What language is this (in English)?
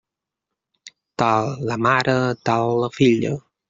Catalan